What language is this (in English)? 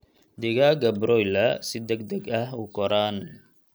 Somali